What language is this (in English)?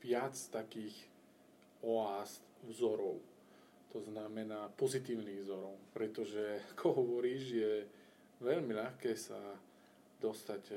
Slovak